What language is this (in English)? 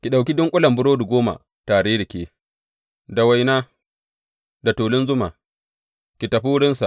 Hausa